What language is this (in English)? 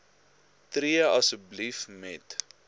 Afrikaans